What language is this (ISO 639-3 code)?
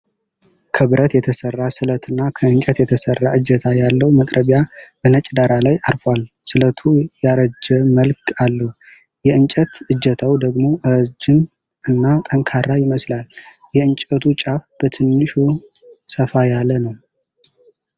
amh